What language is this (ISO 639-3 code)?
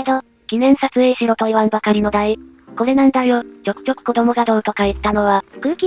jpn